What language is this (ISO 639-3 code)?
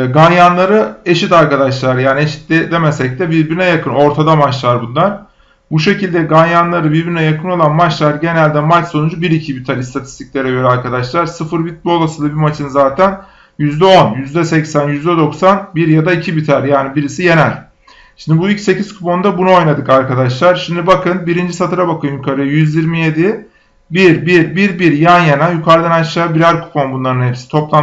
tur